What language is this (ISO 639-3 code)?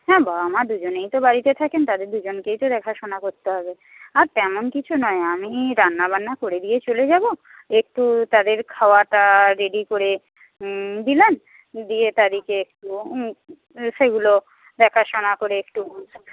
ben